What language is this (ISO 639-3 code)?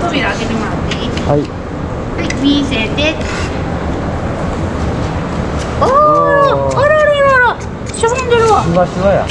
jpn